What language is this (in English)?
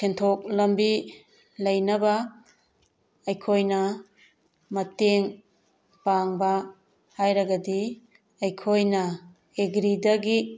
Manipuri